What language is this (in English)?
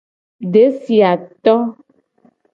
Gen